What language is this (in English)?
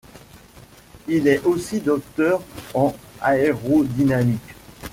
French